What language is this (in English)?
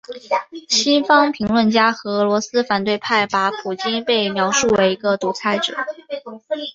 Chinese